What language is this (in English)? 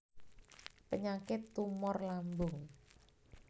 Javanese